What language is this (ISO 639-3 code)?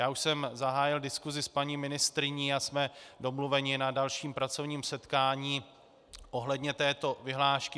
ces